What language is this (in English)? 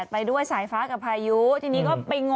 Thai